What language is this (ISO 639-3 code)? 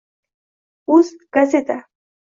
uzb